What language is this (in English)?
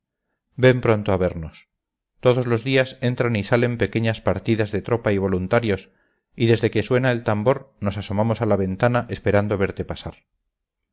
Spanish